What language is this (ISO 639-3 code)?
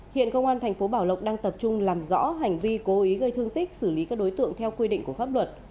vie